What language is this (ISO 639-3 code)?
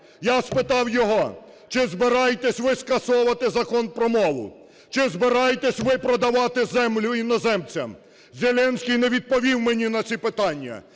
ukr